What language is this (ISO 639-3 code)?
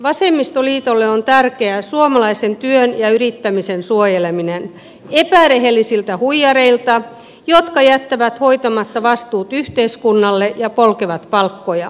fin